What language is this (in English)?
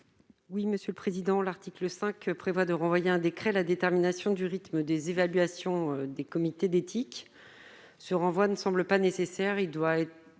French